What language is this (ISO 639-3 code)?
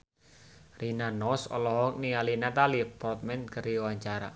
sun